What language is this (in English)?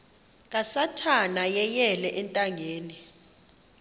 Xhosa